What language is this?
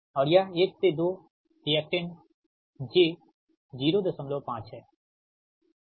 Hindi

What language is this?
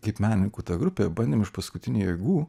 Lithuanian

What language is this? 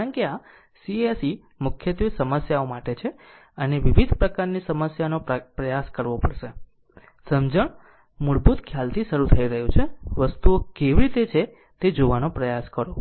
Gujarati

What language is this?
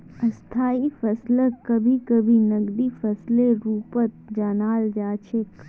Magahi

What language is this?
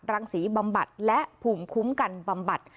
Thai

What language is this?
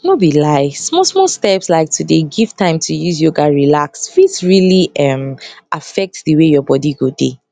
Nigerian Pidgin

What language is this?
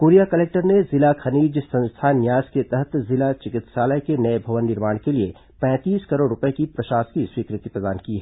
Hindi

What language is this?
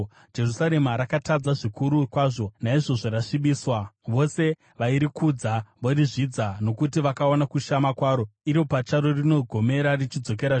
Shona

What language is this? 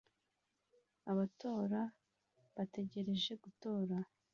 Kinyarwanda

